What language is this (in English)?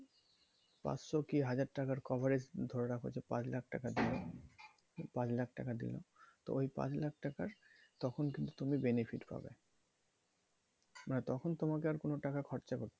Bangla